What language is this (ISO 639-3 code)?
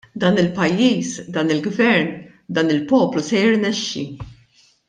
mlt